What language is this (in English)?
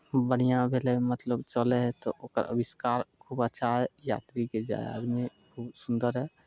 Maithili